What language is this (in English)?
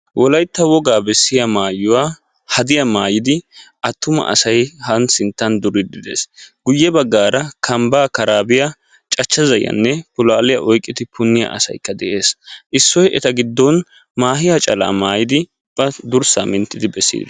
Wolaytta